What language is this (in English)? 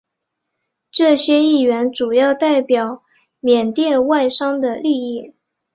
Chinese